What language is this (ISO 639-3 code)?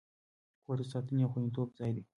pus